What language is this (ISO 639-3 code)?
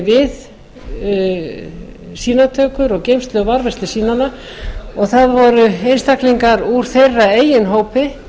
isl